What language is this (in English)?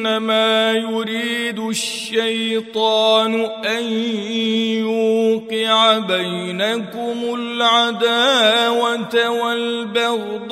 Arabic